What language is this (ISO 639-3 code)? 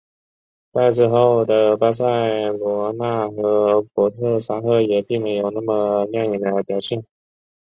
zho